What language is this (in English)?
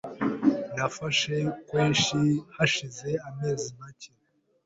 Kinyarwanda